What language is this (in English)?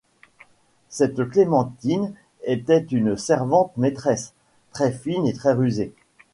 French